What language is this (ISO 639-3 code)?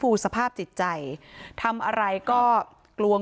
tha